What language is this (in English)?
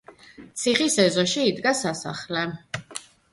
Georgian